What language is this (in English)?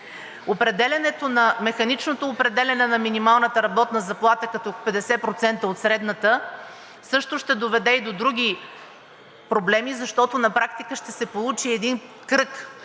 Bulgarian